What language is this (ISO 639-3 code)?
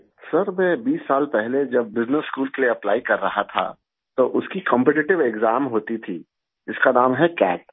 urd